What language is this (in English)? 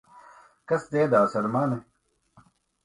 Latvian